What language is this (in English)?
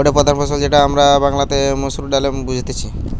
Bangla